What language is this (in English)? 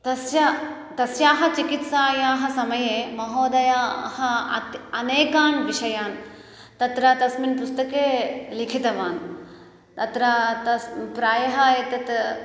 Sanskrit